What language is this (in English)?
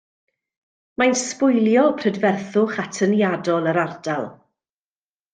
Welsh